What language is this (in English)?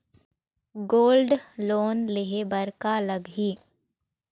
Chhattisgarhi